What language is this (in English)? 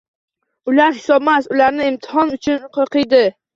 Uzbek